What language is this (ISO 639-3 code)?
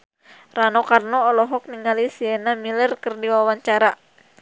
sun